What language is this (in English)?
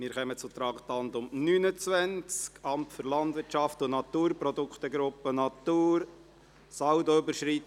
Swiss German